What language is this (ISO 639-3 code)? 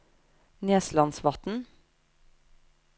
nor